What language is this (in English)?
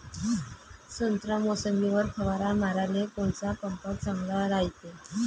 Marathi